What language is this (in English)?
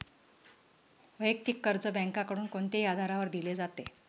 Marathi